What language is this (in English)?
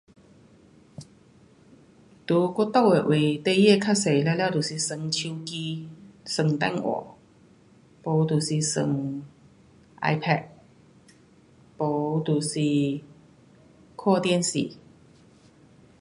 Pu-Xian Chinese